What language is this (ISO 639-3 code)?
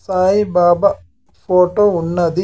tel